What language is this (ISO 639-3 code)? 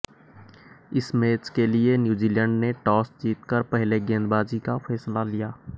hin